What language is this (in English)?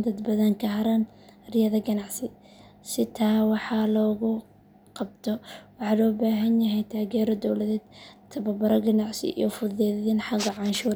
Somali